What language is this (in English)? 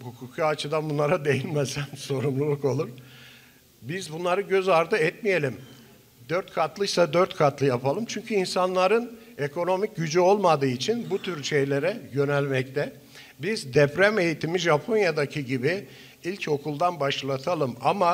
Turkish